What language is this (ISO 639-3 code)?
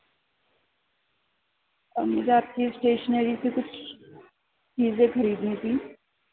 urd